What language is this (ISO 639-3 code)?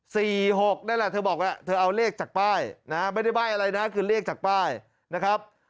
tha